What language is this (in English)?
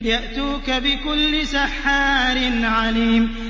Arabic